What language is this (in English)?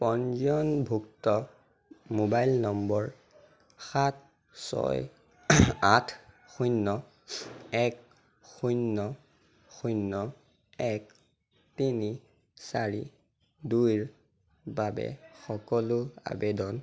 Assamese